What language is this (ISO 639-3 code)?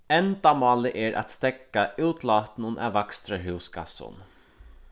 fao